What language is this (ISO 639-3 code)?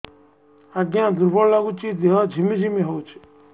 ori